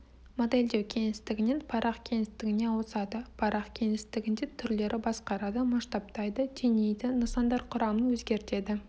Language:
Kazakh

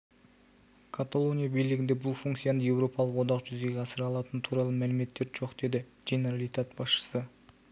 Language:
Kazakh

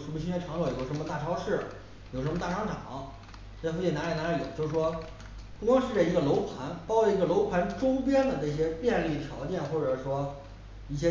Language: Chinese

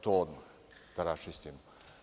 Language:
Serbian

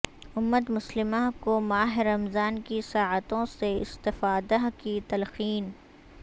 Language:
Urdu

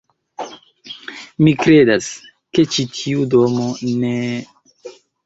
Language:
Esperanto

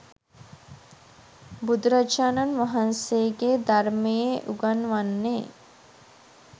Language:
Sinhala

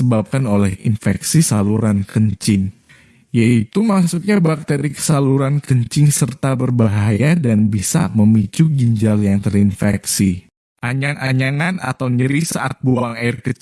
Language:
Indonesian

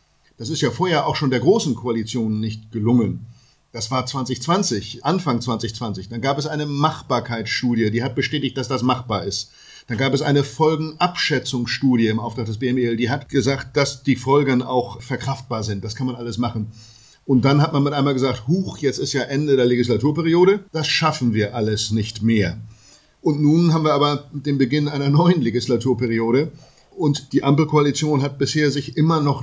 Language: German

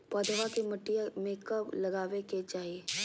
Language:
Magahi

